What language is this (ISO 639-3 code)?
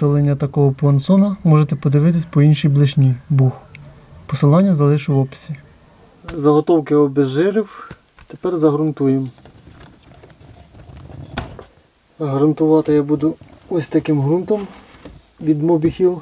ukr